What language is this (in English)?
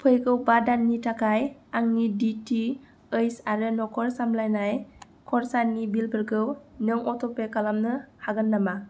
Bodo